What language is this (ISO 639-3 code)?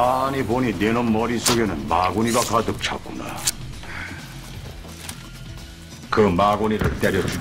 kor